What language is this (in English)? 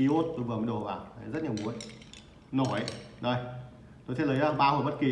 Vietnamese